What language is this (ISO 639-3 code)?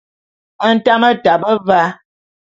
bum